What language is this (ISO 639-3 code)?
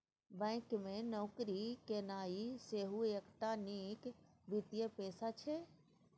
mai